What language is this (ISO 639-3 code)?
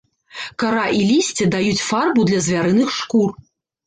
bel